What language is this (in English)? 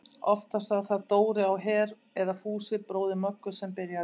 Icelandic